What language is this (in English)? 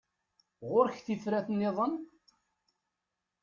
Kabyle